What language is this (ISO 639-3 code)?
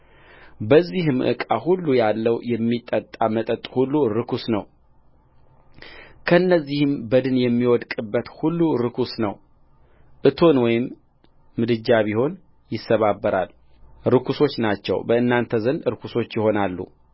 amh